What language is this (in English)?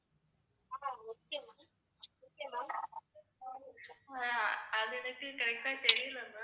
Tamil